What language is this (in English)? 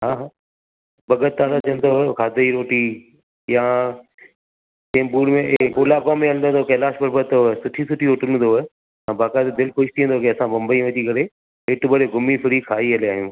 Sindhi